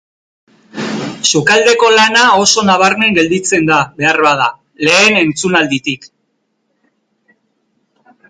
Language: Basque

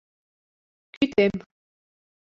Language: Mari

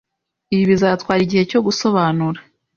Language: Kinyarwanda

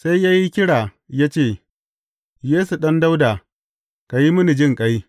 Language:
Hausa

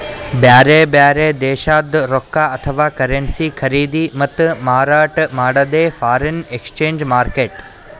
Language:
Kannada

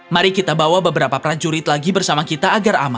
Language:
Indonesian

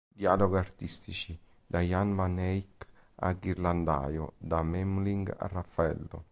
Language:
Italian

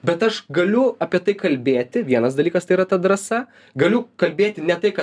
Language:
Lithuanian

